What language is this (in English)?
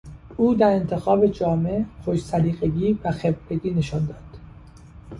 Persian